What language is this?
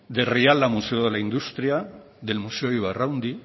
Spanish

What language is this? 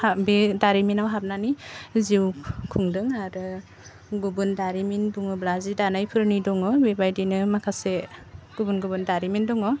Bodo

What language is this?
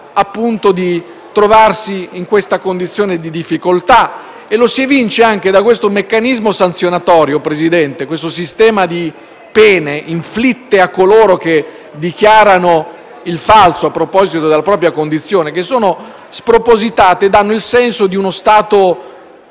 Italian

